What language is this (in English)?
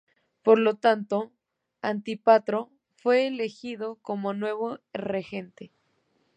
Spanish